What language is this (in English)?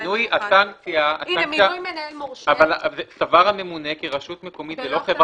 Hebrew